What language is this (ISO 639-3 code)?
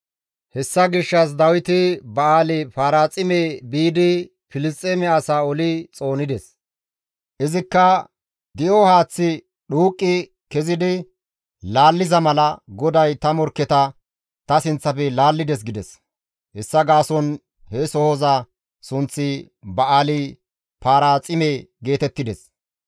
gmv